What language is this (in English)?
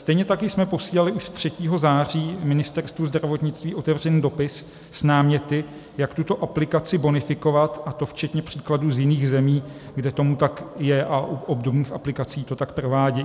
Czech